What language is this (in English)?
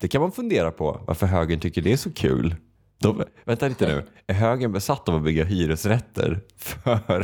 Swedish